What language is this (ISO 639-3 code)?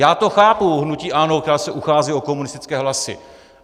ces